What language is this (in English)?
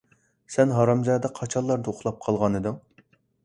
Uyghur